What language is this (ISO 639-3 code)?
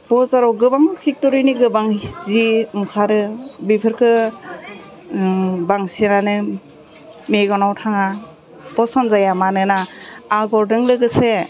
brx